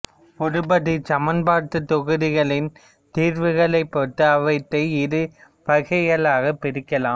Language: Tamil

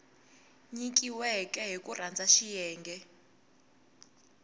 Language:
Tsonga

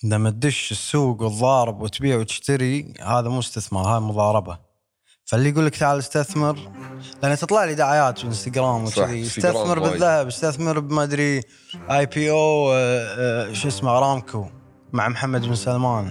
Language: Arabic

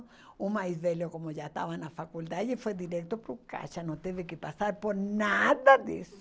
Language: Portuguese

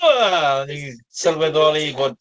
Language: Welsh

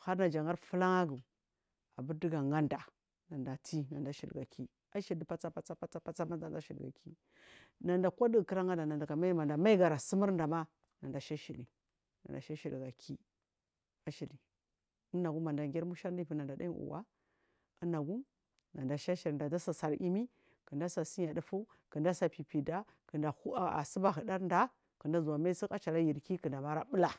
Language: Marghi South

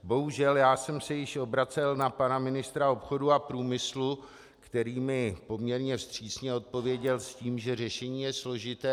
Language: Czech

